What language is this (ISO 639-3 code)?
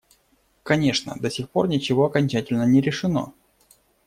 rus